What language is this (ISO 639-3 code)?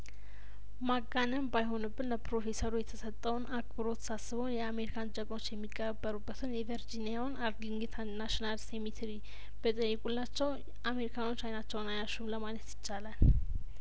amh